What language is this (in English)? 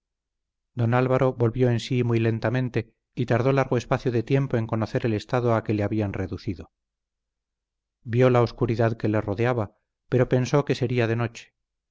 Spanish